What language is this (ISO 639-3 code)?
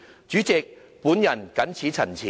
yue